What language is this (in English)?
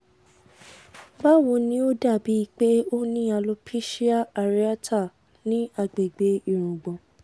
Yoruba